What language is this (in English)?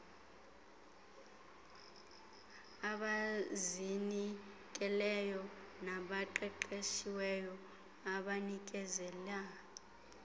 Xhosa